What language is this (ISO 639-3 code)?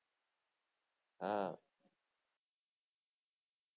guj